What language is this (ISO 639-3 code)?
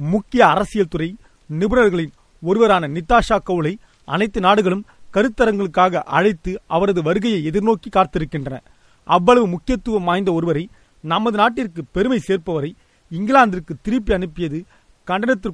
tam